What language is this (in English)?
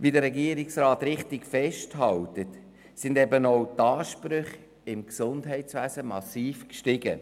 Swiss German